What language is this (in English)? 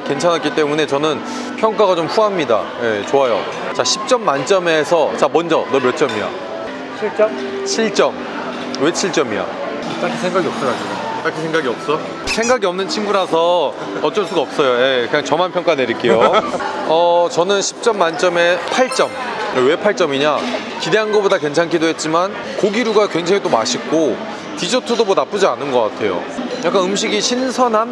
Korean